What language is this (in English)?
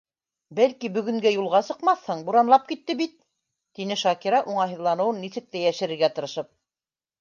Bashkir